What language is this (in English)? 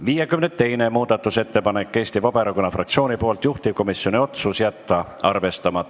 Estonian